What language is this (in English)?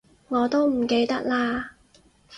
Cantonese